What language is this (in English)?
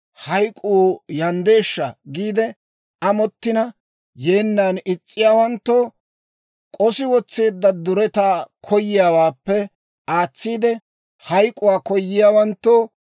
Dawro